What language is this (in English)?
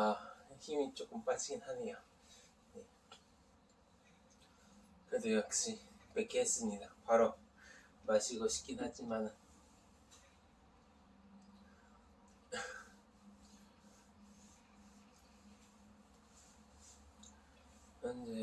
Korean